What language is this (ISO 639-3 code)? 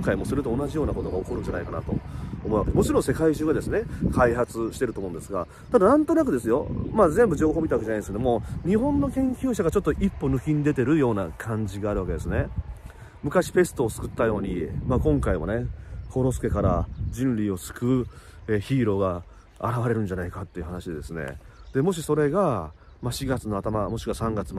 jpn